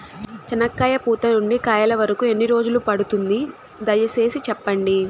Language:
Telugu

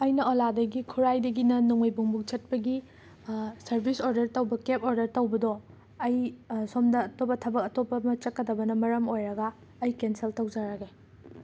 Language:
Manipuri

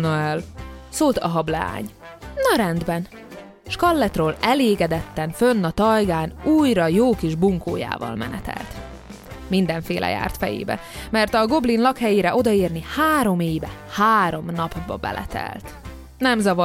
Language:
Hungarian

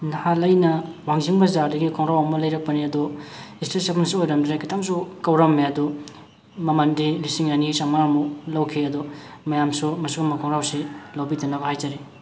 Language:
Manipuri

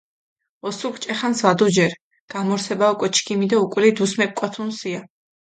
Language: Mingrelian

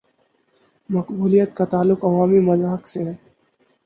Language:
Urdu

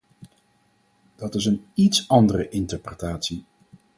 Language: Dutch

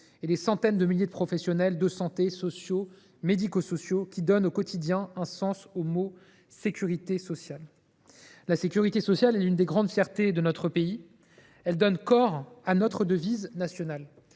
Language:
French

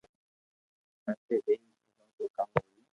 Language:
Loarki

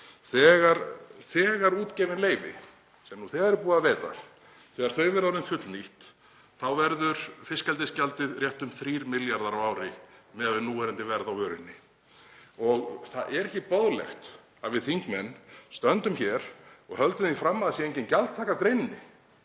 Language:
Icelandic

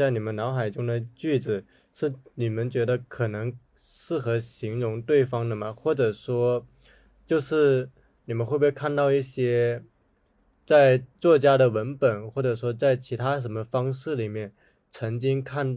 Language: Chinese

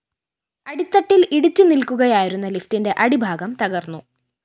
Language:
Malayalam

